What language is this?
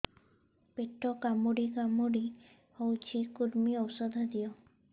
Odia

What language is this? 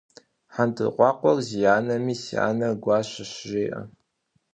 Kabardian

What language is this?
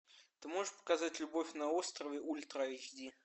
Russian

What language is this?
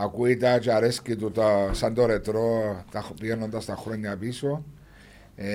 Greek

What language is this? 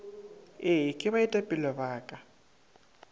Northern Sotho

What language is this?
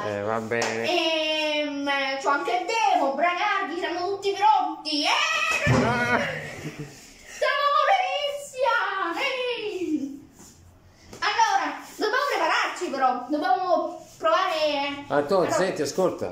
Italian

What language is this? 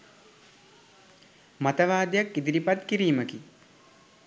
Sinhala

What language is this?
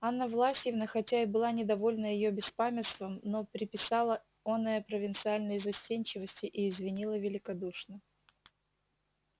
Russian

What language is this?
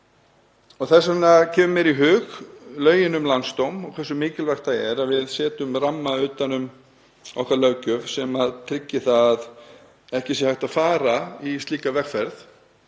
Icelandic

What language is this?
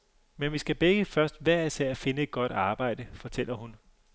Danish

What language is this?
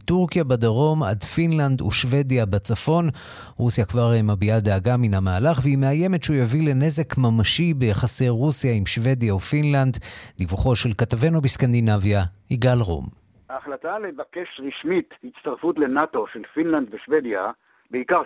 Hebrew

